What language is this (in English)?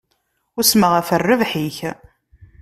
Kabyle